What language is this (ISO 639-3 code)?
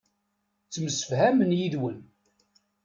kab